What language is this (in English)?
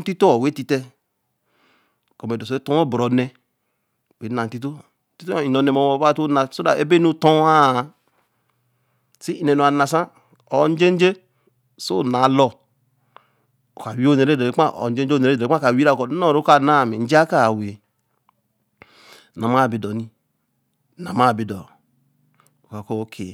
Eleme